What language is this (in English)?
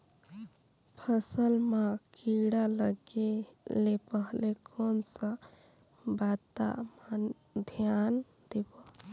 Chhattisgarhi